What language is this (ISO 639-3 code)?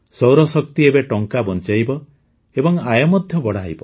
ori